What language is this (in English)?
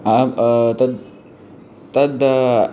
Sanskrit